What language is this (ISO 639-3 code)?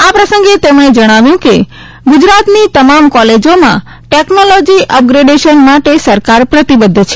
guj